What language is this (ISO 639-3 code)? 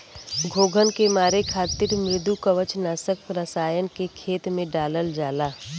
bho